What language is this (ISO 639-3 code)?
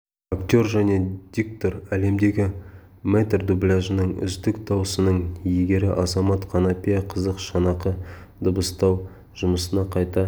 kaz